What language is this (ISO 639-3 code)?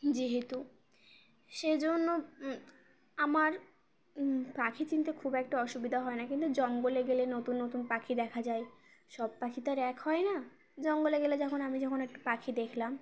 ben